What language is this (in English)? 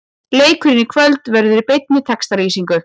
Icelandic